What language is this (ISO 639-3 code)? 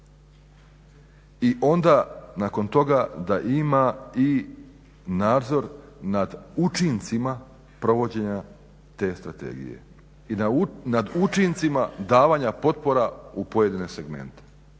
hrv